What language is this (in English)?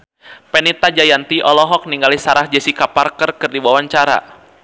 Sundanese